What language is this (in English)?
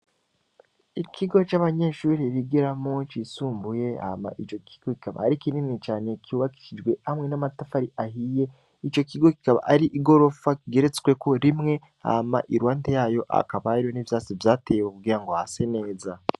Rundi